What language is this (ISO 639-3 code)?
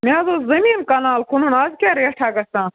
kas